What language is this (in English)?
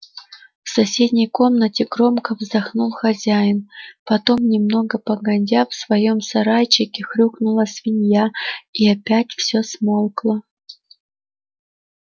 Russian